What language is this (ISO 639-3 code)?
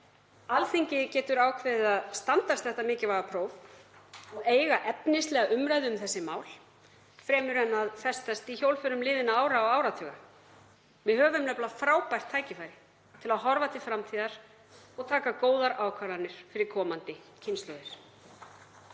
isl